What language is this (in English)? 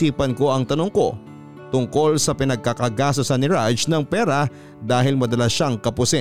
Filipino